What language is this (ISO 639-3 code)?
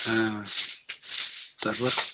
ben